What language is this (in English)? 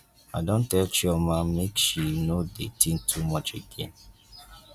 Nigerian Pidgin